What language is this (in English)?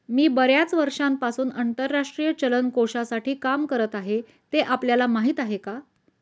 Marathi